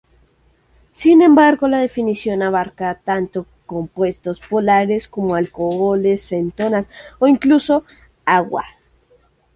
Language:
Spanish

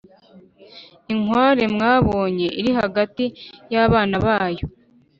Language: Kinyarwanda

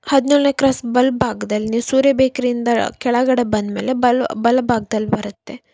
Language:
Kannada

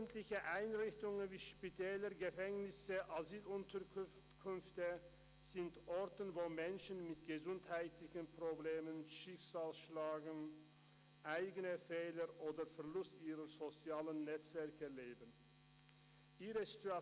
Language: Swiss German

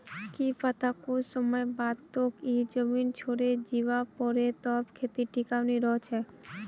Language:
Magahi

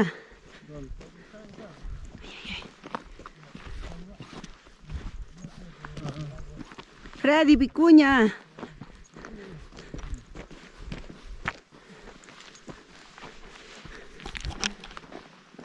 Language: Spanish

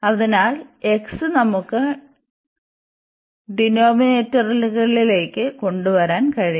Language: Malayalam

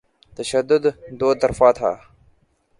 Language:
Urdu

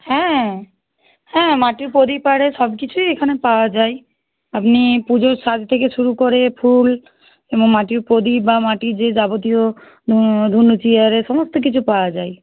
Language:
Bangla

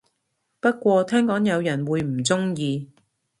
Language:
Cantonese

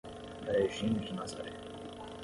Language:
Portuguese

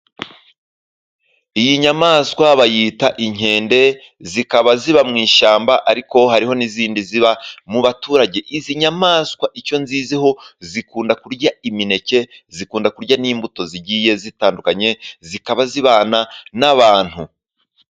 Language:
Kinyarwanda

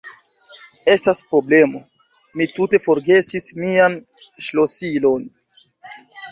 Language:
Esperanto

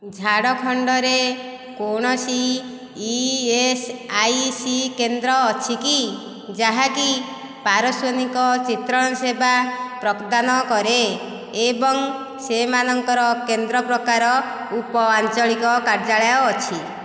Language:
Odia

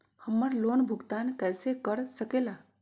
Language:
Magahi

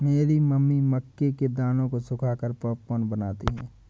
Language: Hindi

